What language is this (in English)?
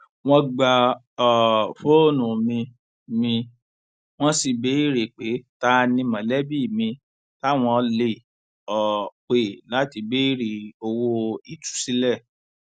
Yoruba